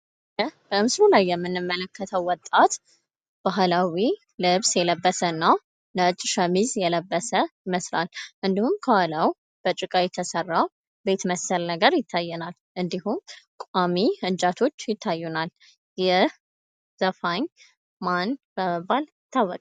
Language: Amharic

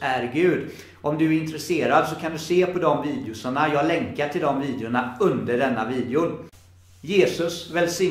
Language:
Swedish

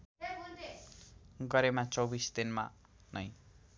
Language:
Nepali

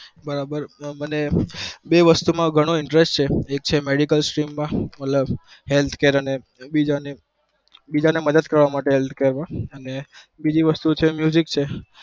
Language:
Gujarati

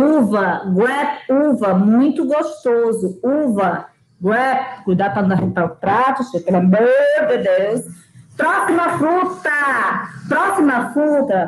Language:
Portuguese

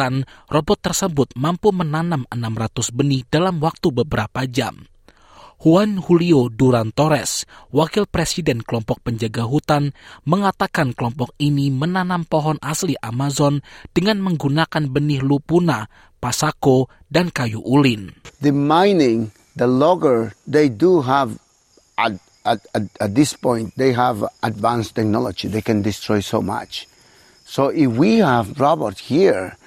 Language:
Indonesian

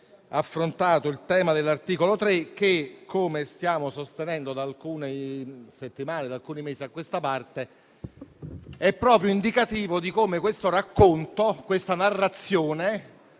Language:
Italian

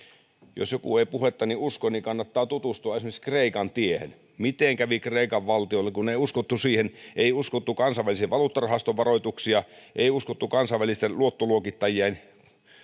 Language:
Finnish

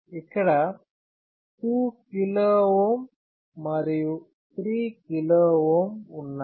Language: Telugu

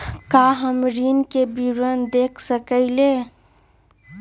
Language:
Magahi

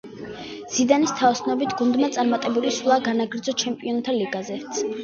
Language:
Georgian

